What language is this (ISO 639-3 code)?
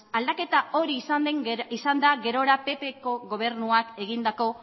eus